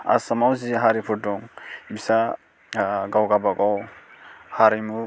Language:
Bodo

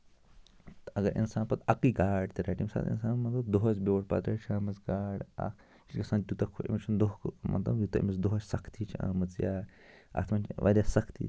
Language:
Kashmiri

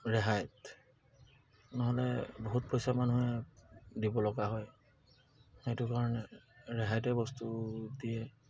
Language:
Assamese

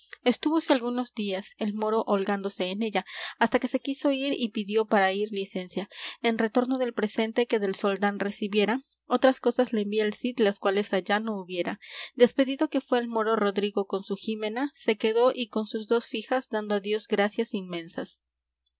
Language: Spanish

